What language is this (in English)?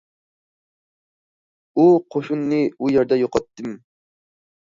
Uyghur